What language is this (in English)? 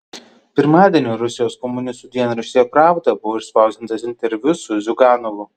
Lithuanian